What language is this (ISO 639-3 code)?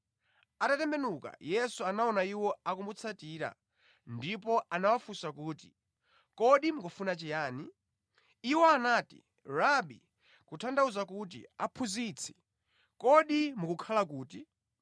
nya